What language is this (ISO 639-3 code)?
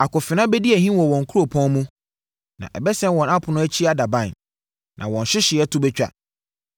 aka